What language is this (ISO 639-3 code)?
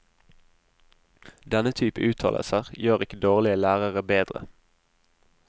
nor